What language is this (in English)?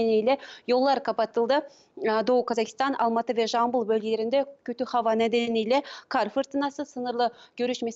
Turkish